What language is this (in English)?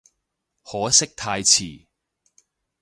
Cantonese